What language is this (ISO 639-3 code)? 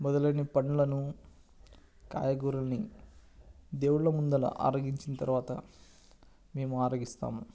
tel